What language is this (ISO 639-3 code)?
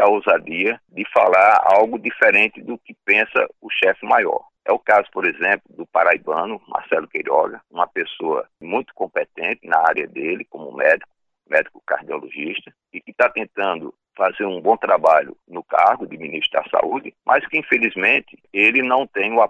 por